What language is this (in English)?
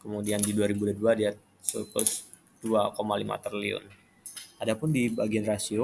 Indonesian